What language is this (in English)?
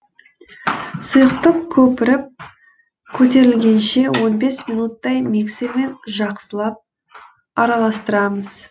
Kazakh